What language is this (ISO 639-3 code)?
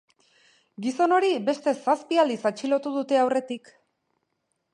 eus